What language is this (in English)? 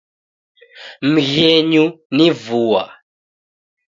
Taita